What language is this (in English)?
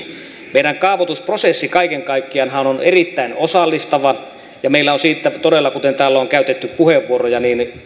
Finnish